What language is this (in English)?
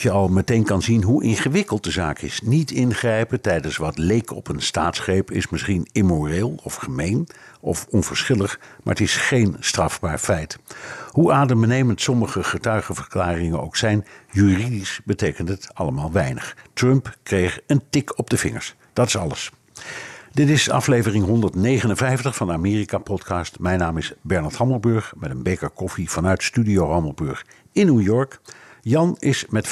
Dutch